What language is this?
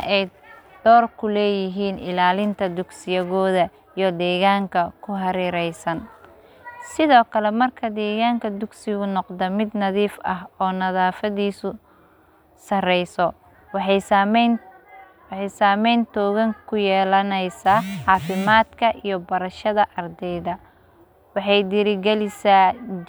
Somali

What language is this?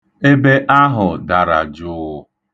Igbo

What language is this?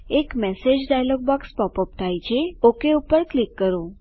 Gujarati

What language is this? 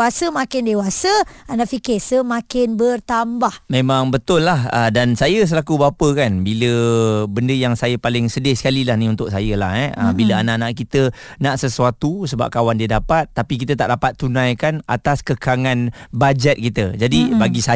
Malay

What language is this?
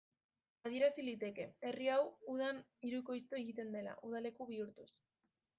Basque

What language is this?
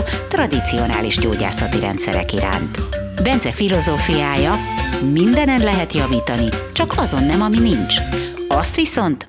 Hungarian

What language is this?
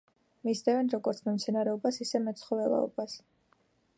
Georgian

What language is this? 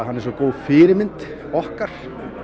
Icelandic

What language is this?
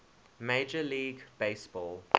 English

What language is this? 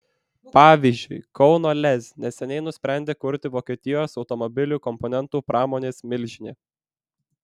Lithuanian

